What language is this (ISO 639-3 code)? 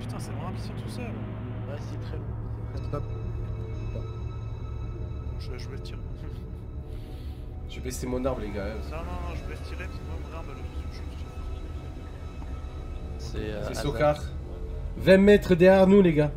fra